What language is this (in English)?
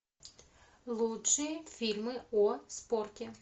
Russian